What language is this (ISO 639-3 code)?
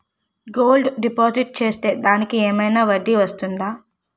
tel